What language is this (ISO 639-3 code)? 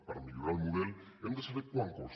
cat